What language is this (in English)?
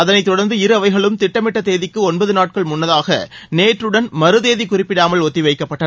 Tamil